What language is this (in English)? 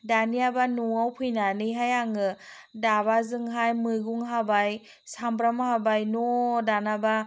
Bodo